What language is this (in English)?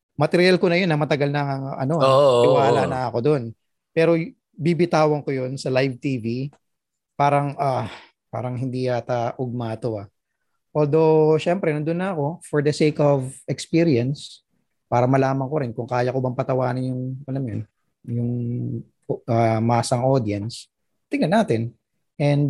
Filipino